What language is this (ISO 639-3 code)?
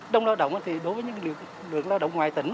vie